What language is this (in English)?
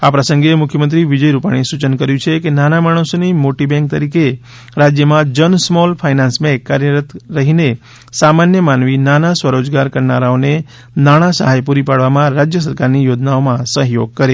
Gujarati